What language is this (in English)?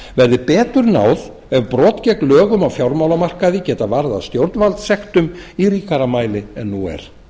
Icelandic